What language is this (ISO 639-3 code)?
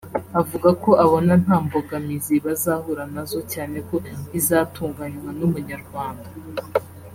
kin